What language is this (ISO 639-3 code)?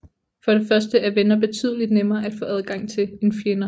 dan